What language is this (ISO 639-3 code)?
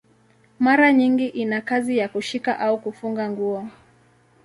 swa